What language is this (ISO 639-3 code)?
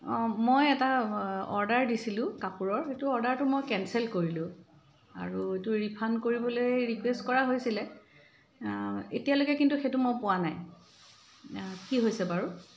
asm